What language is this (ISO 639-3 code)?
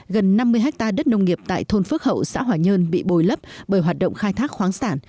vie